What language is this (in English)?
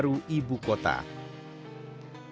Indonesian